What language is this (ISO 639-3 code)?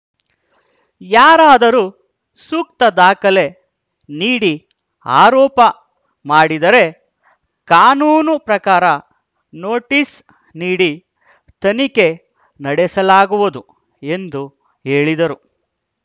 kan